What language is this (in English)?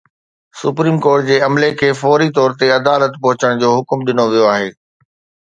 Sindhi